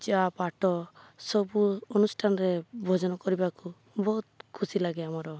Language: Odia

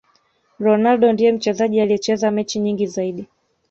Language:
Swahili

